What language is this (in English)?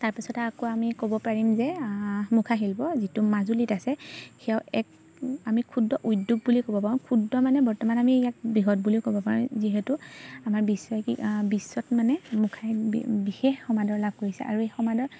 Assamese